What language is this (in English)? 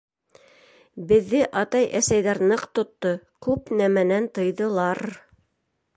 Bashkir